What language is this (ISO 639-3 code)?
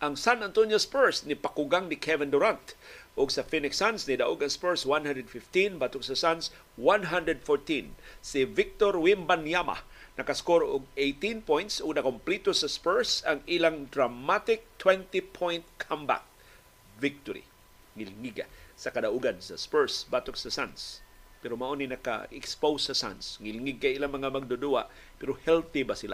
fil